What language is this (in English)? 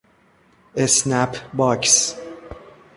Persian